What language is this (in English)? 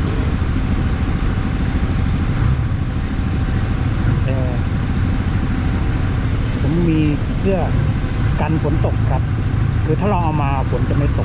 Thai